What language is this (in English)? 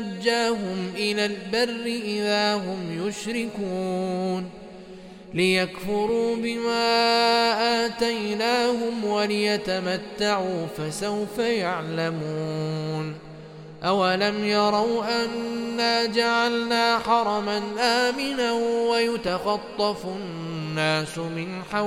Arabic